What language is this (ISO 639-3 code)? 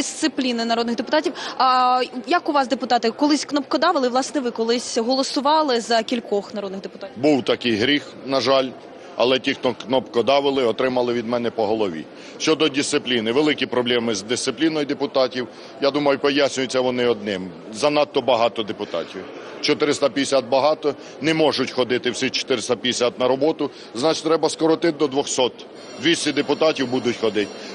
ukr